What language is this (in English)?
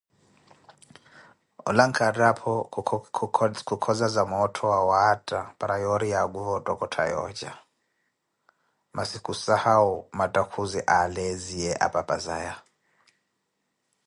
Koti